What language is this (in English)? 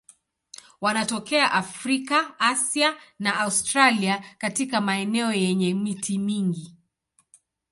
Swahili